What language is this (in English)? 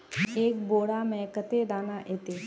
Magahi